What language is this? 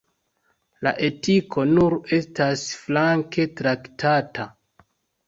Esperanto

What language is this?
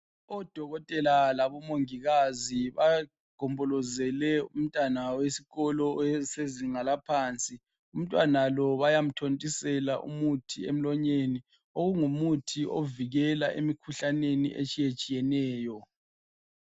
North Ndebele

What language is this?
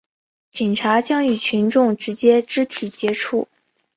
Chinese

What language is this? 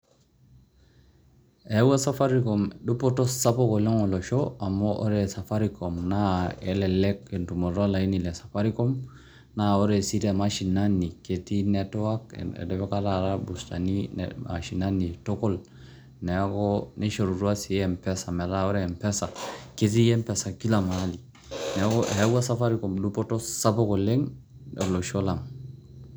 Masai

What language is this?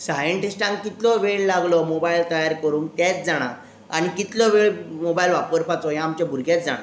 Konkani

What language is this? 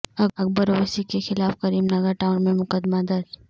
Urdu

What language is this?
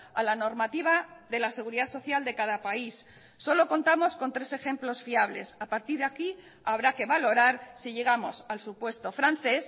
Spanish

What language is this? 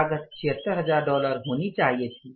Hindi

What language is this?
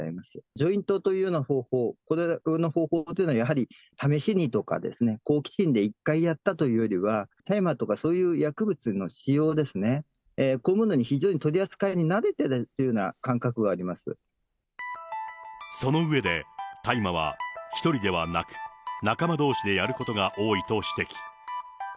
Japanese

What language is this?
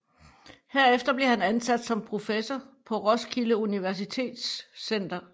Danish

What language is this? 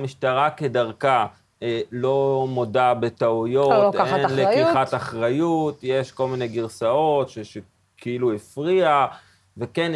Hebrew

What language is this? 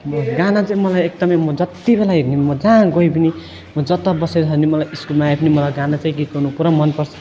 Nepali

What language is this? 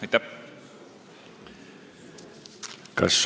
Estonian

